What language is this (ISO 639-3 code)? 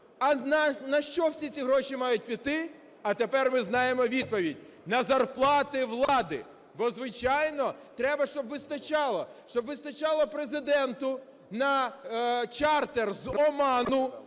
ukr